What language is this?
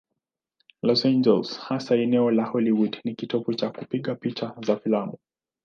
Swahili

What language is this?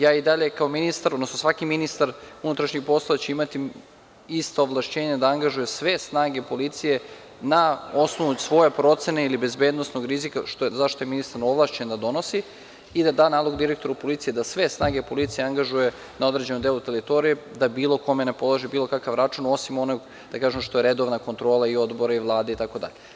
Serbian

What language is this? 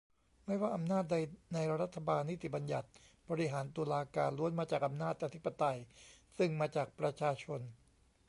Thai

